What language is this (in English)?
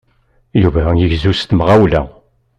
Kabyle